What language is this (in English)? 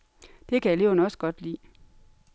Danish